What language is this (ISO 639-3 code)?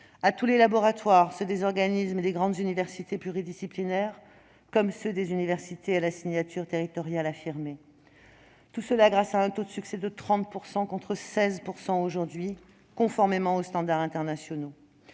fra